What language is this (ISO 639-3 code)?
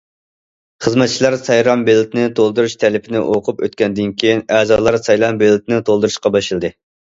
uig